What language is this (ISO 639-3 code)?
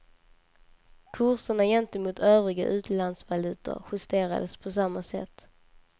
swe